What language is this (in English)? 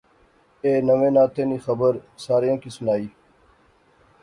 Pahari-Potwari